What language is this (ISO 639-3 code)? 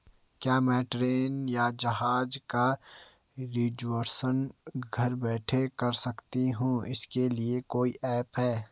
hin